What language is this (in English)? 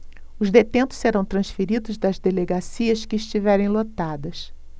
Portuguese